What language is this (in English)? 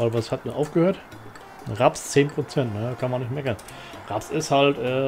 German